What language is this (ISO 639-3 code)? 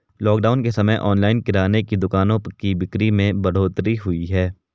hin